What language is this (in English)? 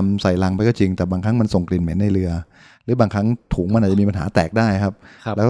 Thai